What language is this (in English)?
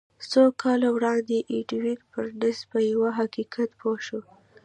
Pashto